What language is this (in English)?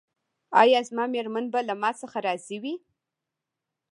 Pashto